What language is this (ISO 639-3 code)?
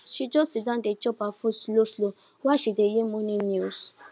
pcm